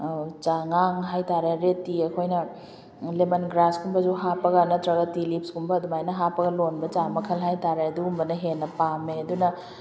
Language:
Manipuri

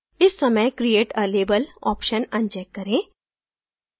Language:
Hindi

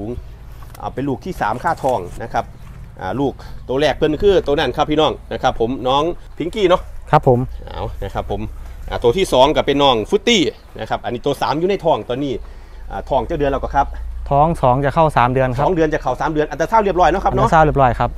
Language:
Thai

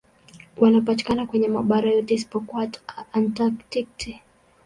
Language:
Swahili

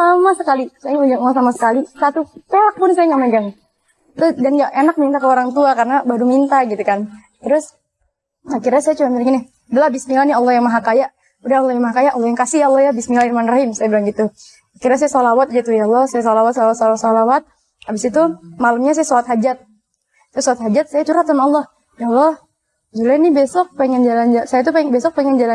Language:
Indonesian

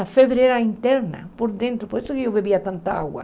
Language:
Portuguese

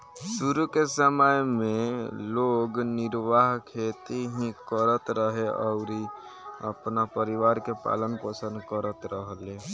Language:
Bhojpuri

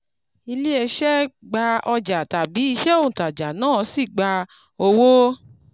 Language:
Yoruba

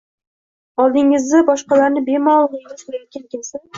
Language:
Uzbek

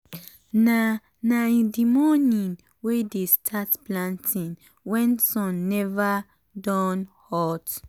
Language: Nigerian Pidgin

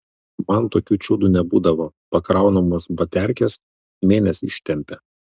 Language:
Lithuanian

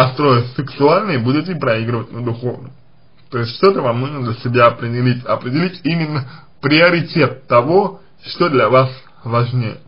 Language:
Russian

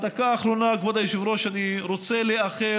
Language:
Hebrew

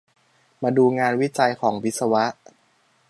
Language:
Thai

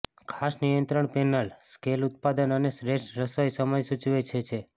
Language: Gujarati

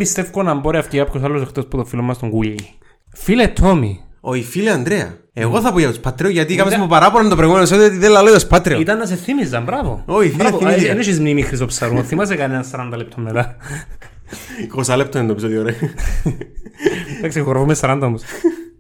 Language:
Greek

